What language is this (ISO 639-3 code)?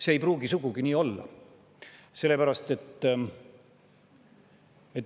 est